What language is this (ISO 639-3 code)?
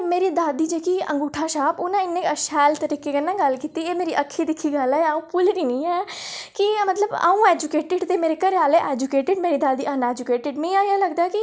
doi